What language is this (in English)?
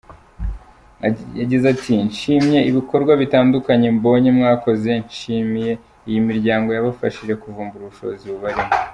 Kinyarwanda